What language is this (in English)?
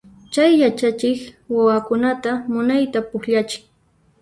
Puno Quechua